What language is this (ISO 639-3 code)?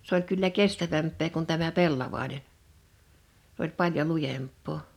fin